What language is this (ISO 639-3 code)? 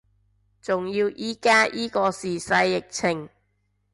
yue